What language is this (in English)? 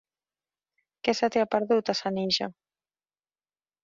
Catalan